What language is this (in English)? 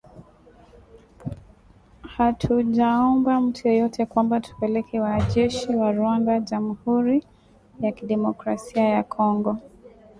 Swahili